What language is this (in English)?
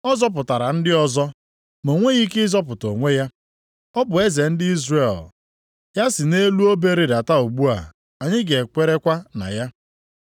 Igbo